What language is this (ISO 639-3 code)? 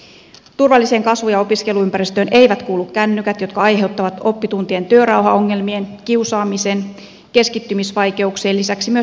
fin